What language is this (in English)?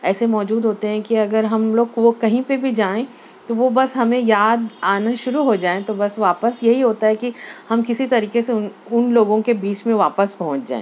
Urdu